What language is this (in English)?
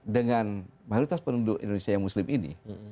Indonesian